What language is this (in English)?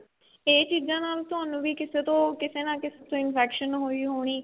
Punjabi